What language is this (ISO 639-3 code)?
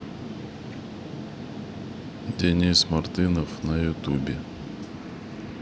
rus